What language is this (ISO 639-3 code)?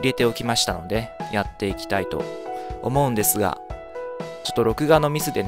jpn